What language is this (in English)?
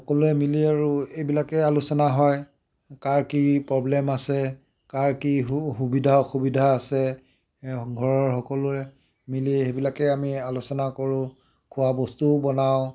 Assamese